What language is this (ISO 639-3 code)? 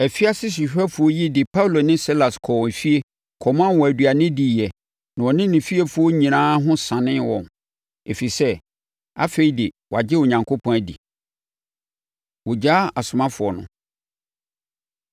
aka